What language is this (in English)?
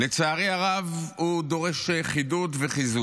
Hebrew